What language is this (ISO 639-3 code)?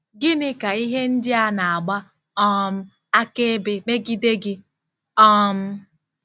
ibo